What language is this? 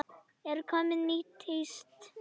Icelandic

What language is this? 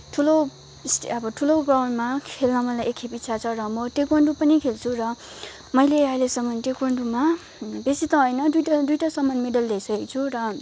Nepali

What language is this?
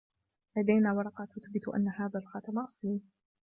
Arabic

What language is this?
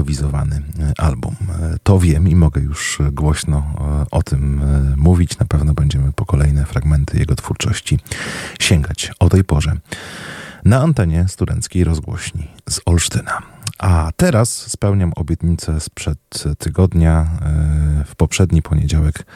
Polish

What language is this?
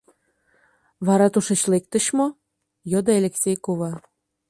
Mari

